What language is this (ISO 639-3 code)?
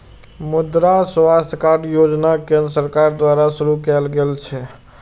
mai